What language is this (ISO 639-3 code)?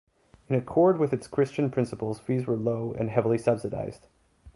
eng